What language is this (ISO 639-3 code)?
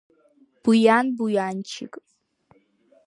abk